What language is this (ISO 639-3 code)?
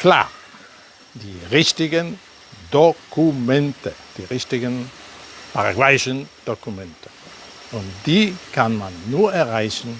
deu